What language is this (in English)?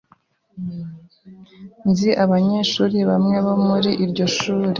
Kinyarwanda